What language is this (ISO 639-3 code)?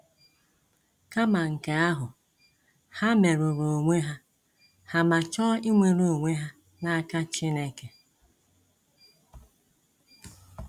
ibo